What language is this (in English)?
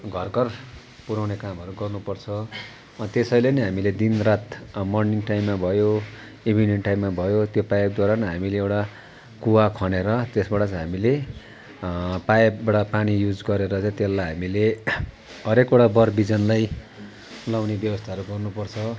Nepali